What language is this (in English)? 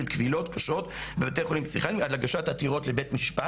Hebrew